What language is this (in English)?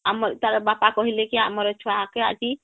Odia